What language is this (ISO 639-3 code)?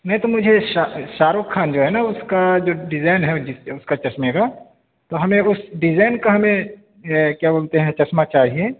urd